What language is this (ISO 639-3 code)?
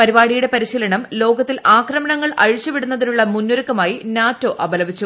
mal